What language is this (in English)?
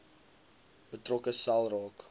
Afrikaans